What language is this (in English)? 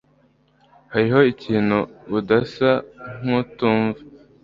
Kinyarwanda